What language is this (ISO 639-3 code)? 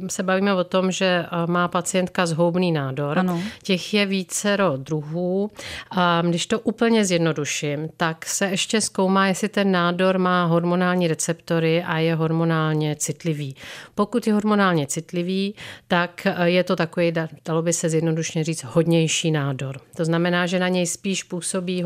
ces